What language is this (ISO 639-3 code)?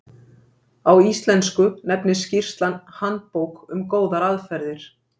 isl